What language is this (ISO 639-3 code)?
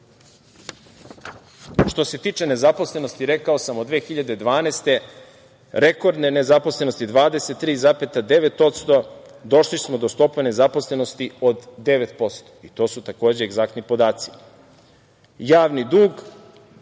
srp